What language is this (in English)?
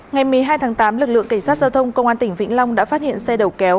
Vietnamese